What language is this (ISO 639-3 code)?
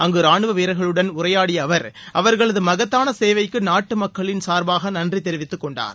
tam